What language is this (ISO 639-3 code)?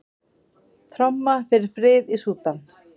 isl